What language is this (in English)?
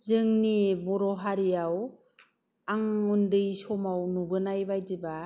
Bodo